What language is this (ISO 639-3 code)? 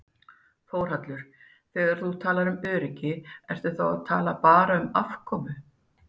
isl